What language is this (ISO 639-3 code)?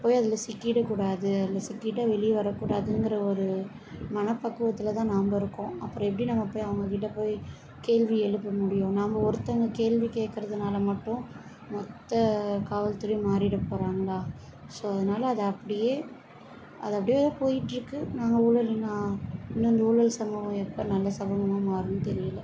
tam